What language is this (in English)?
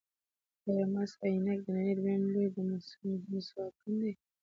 Pashto